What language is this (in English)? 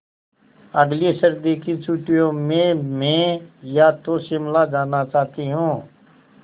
Hindi